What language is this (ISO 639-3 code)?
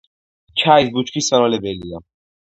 kat